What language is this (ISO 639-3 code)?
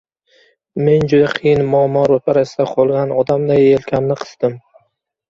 uzb